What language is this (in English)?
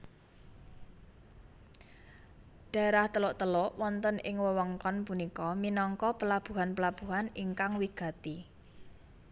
Javanese